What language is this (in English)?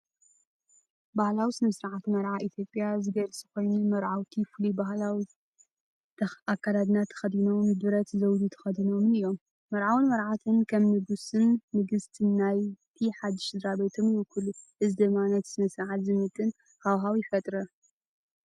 Tigrinya